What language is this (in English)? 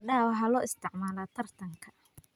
Somali